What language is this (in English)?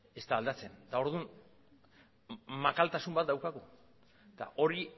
Basque